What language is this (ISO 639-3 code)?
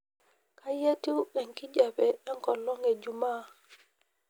mas